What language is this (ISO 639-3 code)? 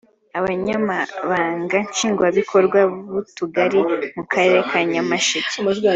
kin